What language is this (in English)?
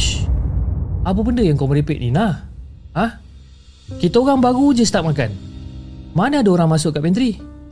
Malay